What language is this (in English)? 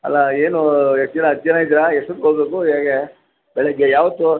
Kannada